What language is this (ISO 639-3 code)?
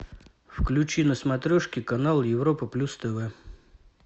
rus